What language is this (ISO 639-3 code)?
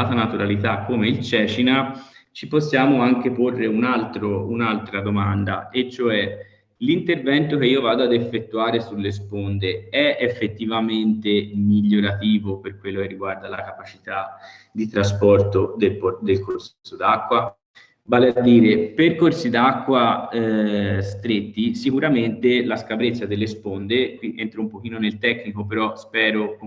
ita